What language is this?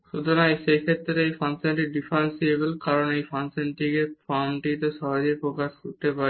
Bangla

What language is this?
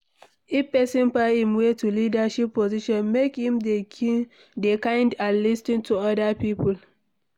Nigerian Pidgin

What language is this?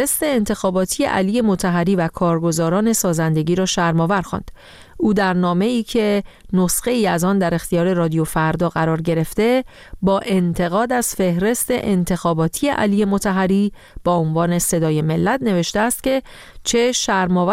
Persian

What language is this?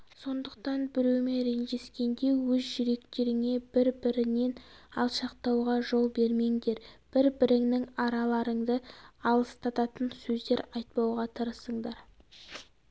Kazakh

